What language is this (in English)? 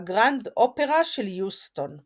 Hebrew